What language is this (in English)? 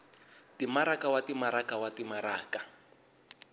Tsonga